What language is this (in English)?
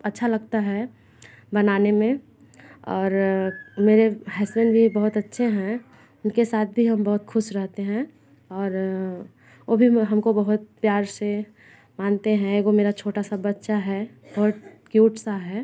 Hindi